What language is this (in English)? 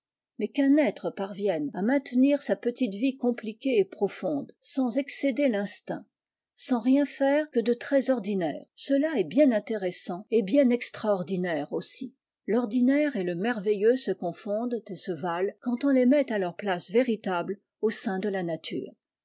French